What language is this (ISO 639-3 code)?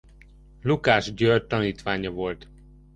hun